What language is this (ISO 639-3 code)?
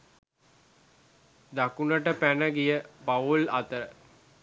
sin